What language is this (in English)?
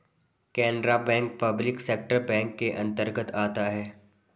Hindi